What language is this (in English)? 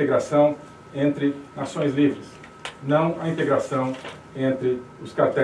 Portuguese